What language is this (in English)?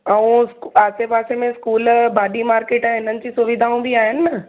Sindhi